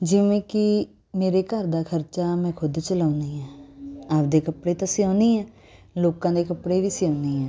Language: Punjabi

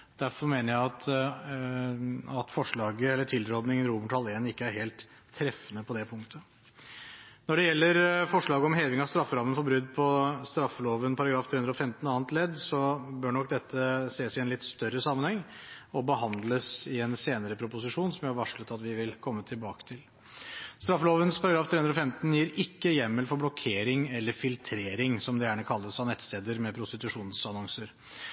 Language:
Norwegian Bokmål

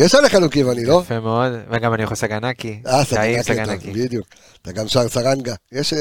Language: Hebrew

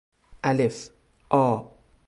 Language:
Persian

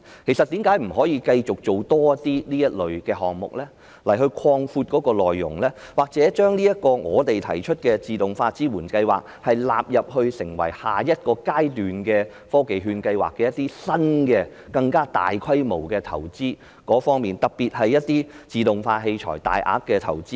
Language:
Cantonese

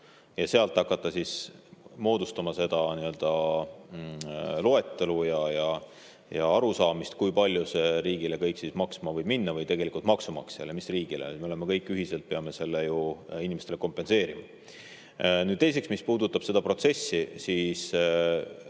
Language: Estonian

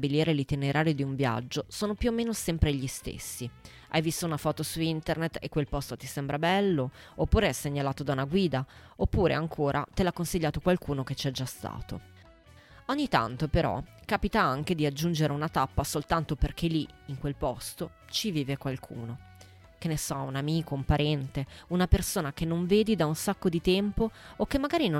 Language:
Italian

